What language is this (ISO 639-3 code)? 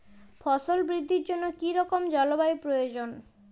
ben